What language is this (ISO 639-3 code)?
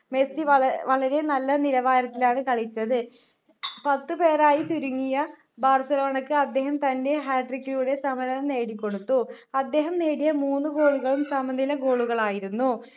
mal